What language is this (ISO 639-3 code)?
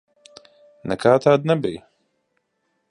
lav